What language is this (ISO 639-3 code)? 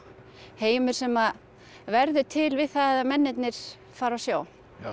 isl